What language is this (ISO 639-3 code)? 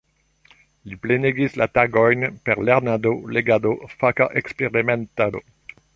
epo